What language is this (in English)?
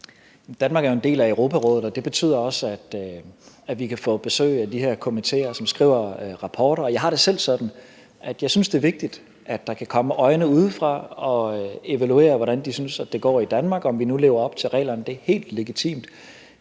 Danish